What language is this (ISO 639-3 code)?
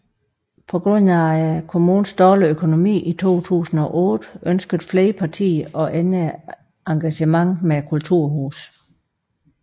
dan